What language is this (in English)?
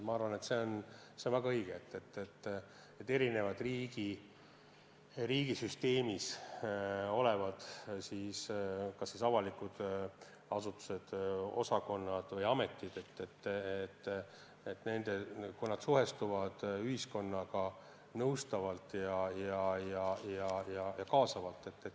Estonian